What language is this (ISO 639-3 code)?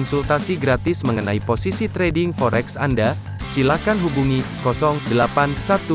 ind